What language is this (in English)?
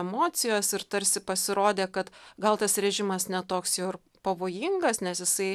Lithuanian